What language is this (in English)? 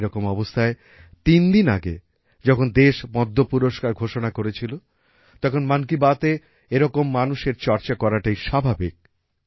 Bangla